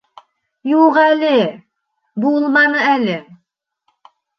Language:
Bashkir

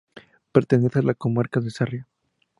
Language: Spanish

